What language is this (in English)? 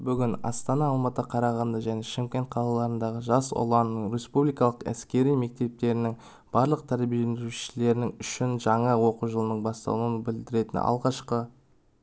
Kazakh